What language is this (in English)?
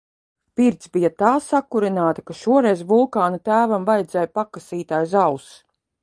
Latvian